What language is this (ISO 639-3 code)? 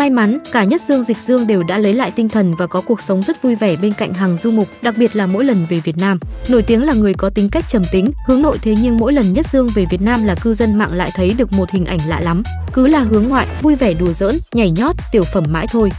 vie